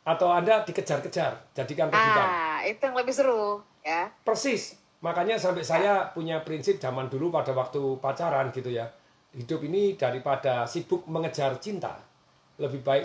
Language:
Indonesian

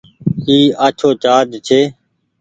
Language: Goaria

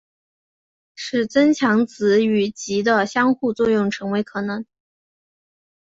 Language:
Chinese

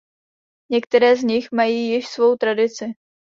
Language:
Czech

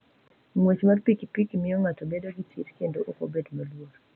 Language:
Luo (Kenya and Tanzania)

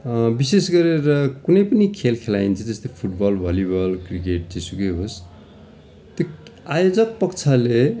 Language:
Nepali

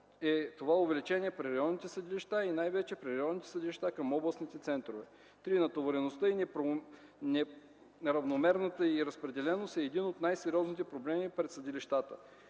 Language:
Bulgarian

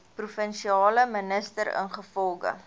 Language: Afrikaans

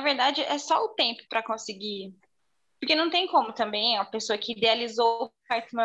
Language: Portuguese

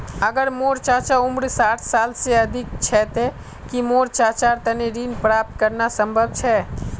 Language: Magahi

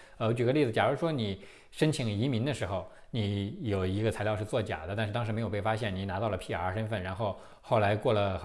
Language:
Chinese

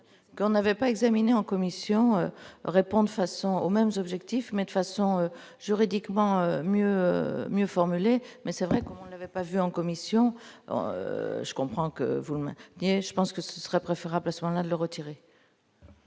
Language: French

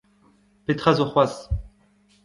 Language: Breton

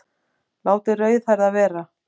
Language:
Icelandic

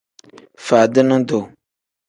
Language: Tem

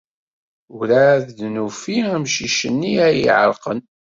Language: Kabyle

